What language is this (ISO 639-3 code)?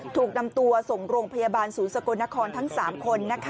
tha